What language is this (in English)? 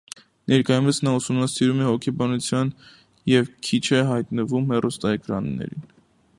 Armenian